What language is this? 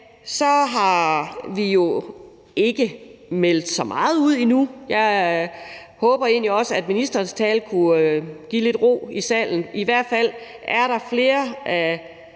Danish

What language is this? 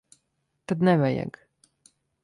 Latvian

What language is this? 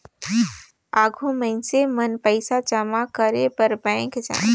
Chhattisgarhi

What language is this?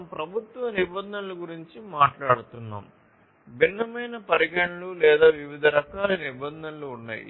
Telugu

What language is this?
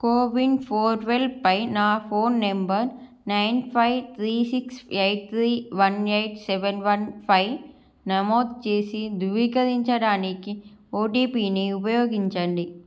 Telugu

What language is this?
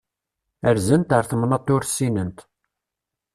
Kabyle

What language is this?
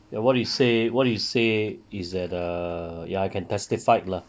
English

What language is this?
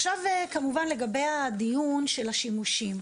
Hebrew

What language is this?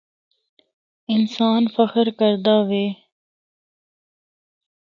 Northern Hindko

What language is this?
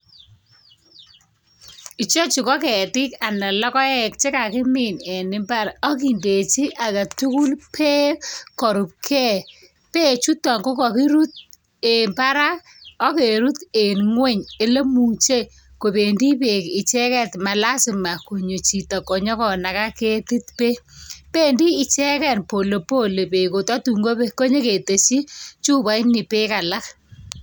Kalenjin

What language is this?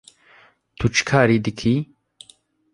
Kurdish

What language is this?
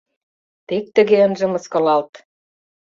Mari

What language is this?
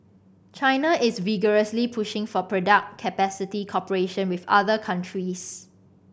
English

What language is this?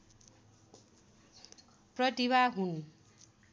Nepali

